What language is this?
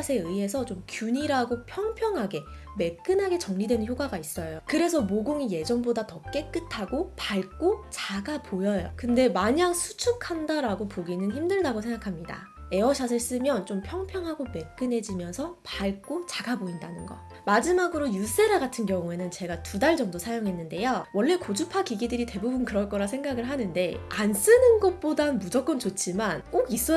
Korean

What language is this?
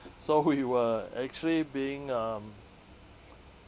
English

